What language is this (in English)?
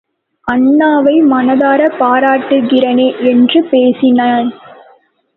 Tamil